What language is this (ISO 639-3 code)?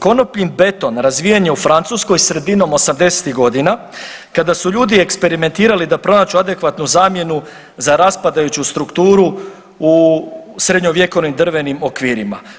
hrv